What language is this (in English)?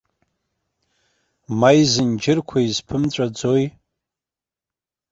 Abkhazian